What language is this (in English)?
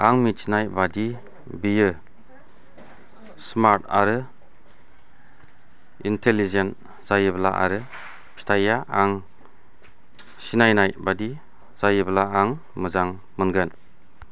Bodo